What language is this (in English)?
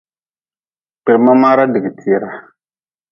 Nawdm